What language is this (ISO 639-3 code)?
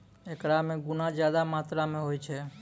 mai